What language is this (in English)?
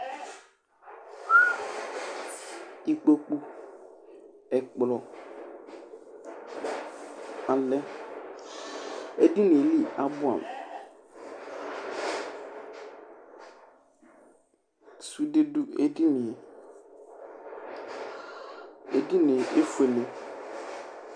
Ikposo